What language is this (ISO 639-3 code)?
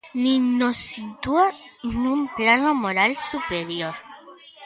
glg